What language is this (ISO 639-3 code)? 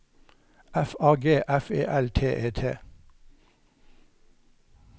nor